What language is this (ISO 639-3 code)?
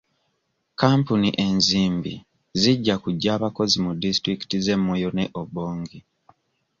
lug